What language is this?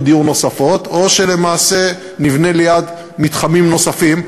Hebrew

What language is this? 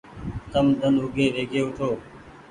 Goaria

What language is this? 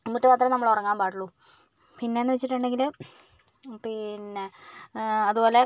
Malayalam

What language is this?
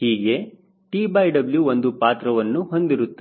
Kannada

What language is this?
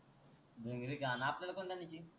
Marathi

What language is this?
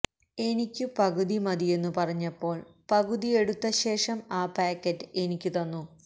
Malayalam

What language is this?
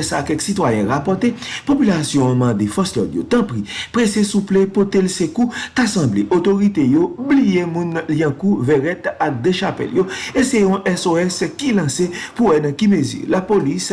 French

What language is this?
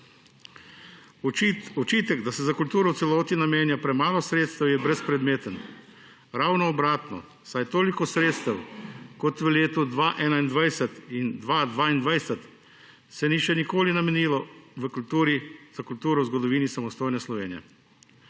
Slovenian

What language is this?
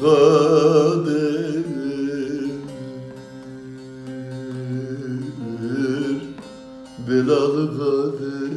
Turkish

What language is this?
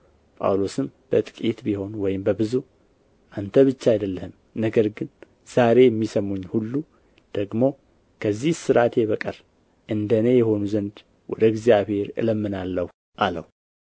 Amharic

